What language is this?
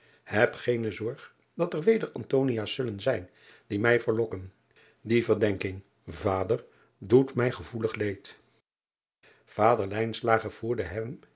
Dutch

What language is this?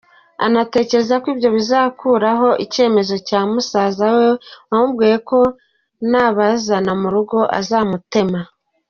Kinyarwanda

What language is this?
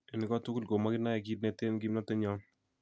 Kalenjin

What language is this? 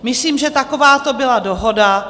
Czech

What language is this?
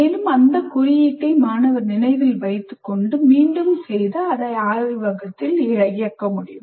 Tamil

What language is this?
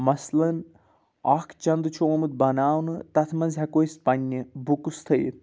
Kashmiri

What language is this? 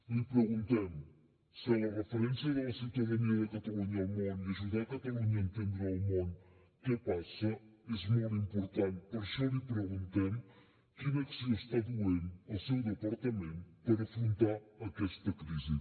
Catalan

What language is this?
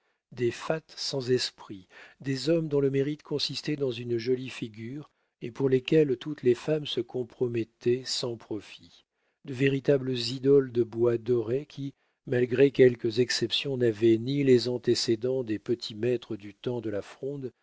French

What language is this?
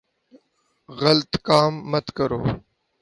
Urdu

